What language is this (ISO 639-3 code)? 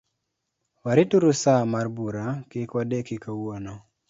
luo